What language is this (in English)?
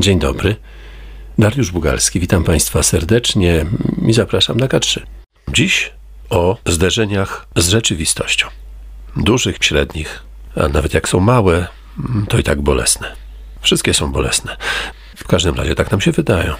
Polish